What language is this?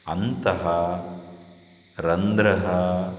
Sanskrit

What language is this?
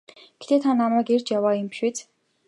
Mongolian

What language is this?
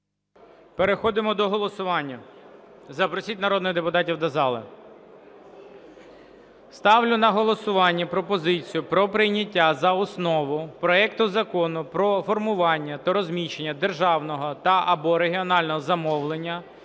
Ukrainian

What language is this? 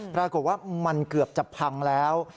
Thai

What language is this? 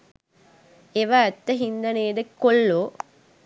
Sinhala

